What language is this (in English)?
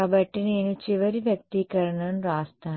Telugu